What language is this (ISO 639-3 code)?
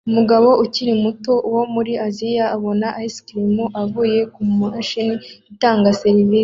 kin